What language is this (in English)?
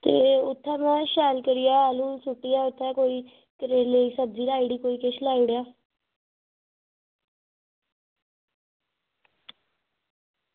Dogri